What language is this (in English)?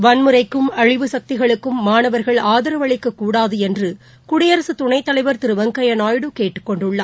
Tamil